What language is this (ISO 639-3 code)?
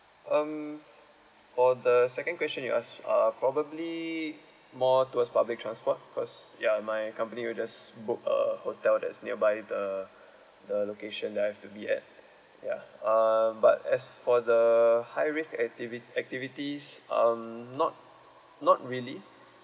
eng